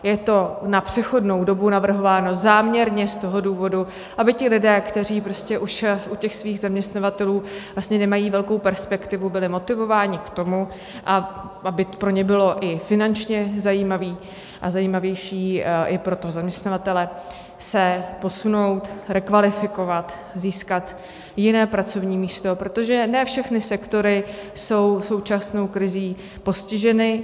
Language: Czech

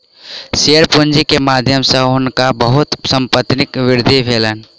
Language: Maithili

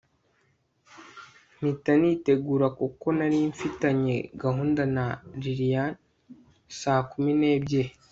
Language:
Kinyarwanda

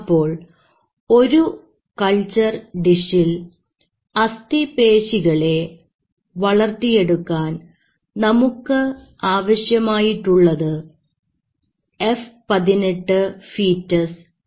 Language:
Malayalam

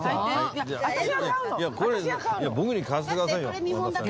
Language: Japanese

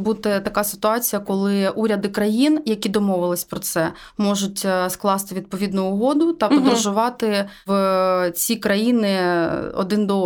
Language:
Ukrainian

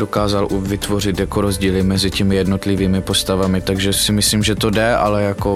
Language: Czech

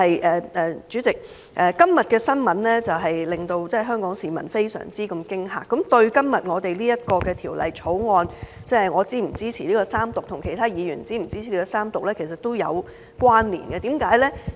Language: Cantonese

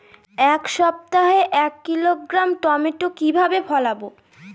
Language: Bangla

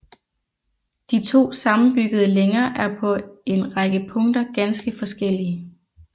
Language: Danish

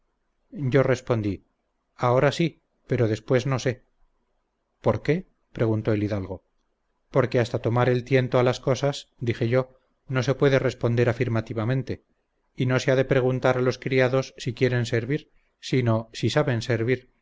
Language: Spanish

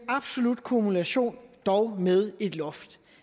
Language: Danish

